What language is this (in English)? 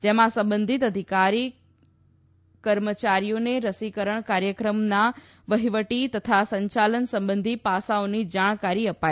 Gujarati